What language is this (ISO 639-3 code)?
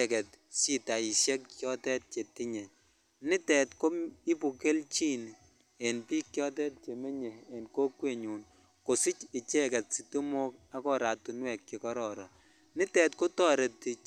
kln